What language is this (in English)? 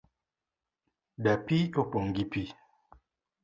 Luo (Kenya and Tanzania)